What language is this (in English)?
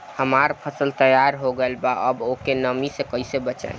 Bhojpuri